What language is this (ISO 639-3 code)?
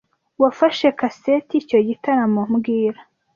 kin